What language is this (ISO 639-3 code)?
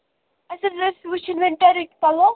kas